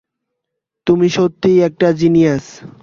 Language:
Bangla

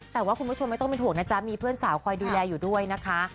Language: Thai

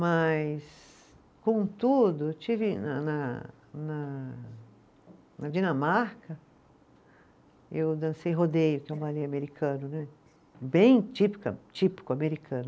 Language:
Portuguese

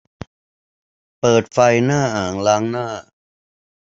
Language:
Thai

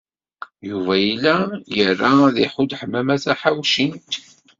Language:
Kabyle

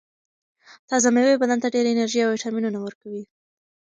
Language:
Pashto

